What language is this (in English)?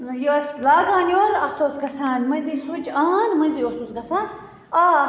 Kashmiri